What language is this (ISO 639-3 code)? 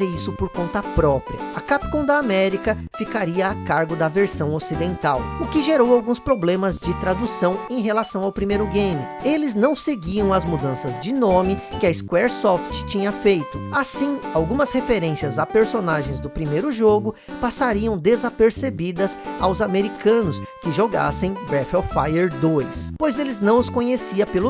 por